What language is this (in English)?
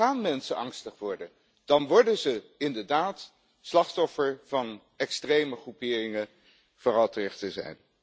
Dutch